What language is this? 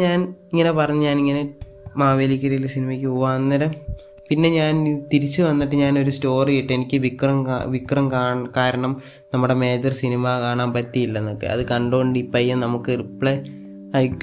Malayalam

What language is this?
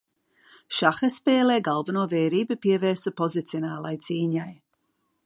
Latvian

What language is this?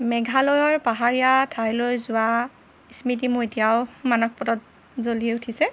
Assamese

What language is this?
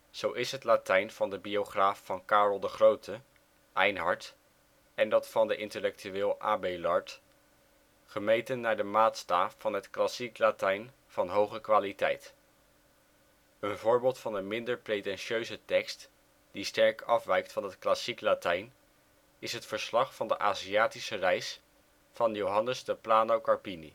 Dutch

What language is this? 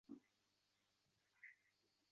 Uzbek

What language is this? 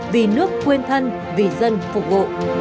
Vietnamese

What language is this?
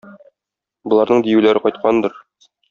Tatar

